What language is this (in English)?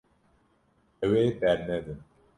Kurdish